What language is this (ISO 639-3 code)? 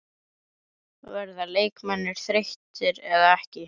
isl